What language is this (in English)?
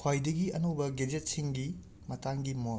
Manipuri